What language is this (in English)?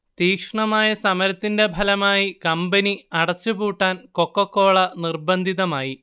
Malayalam